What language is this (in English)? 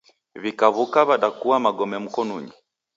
Taita